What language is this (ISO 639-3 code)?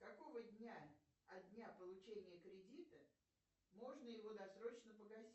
rus